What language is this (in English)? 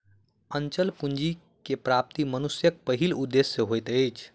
Maithili